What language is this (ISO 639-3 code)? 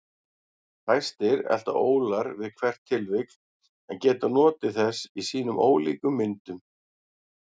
isl